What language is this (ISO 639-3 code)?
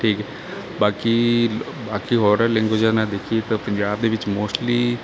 pan